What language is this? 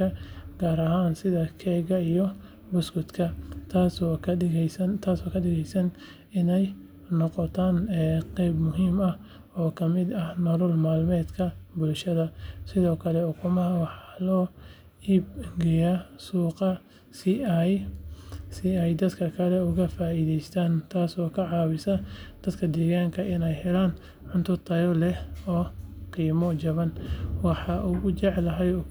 Somali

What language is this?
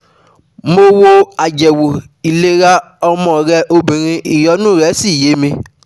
Yoruba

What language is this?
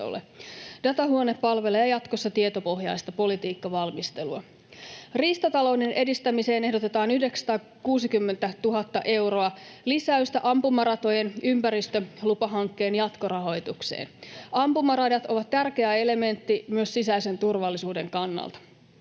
Finnish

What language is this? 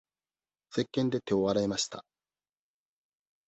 Japanese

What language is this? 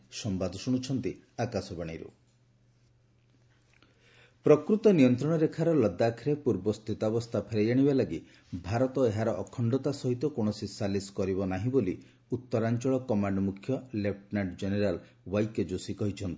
Odia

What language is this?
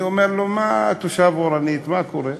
Hebrew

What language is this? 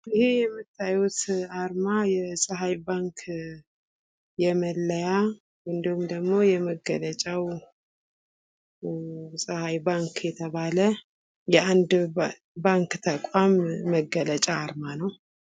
Amharic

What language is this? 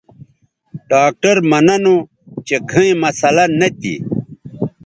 Bateri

